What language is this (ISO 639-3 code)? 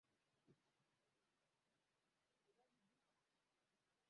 swa